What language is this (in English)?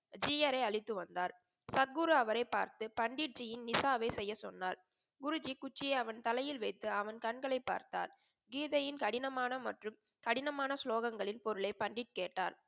Tamil